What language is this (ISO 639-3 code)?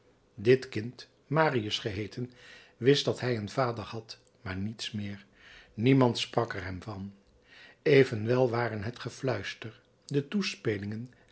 nld